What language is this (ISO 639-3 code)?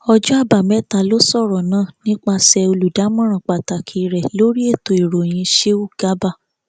yor